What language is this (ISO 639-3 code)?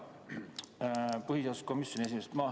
est